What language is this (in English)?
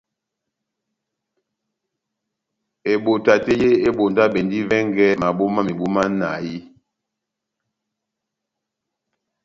Batanga